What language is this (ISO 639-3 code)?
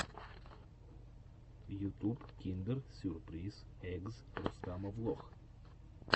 rus